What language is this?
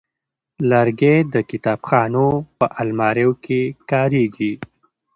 Pashto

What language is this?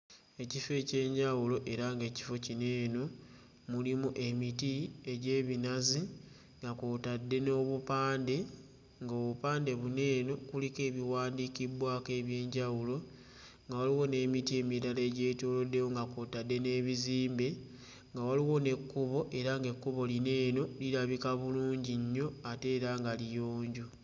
Ganda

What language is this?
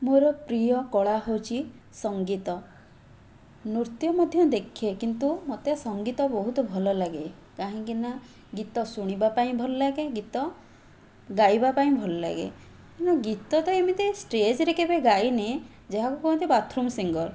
Odia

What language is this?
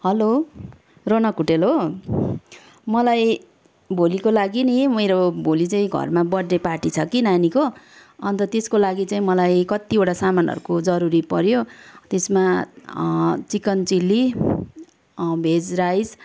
Nepali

